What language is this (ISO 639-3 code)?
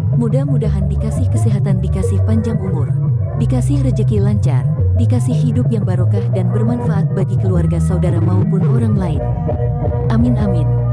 ind